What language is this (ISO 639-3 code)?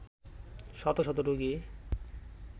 ben